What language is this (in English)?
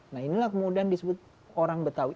Indonesian